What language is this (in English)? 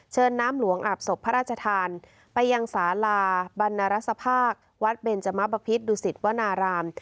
Thai